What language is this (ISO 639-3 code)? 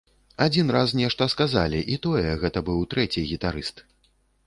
bel